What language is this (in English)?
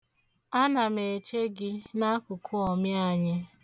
Igbo